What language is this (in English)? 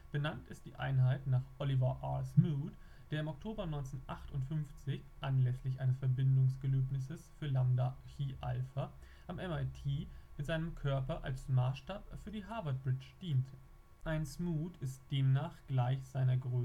German